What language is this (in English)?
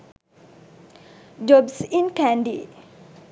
Sinhala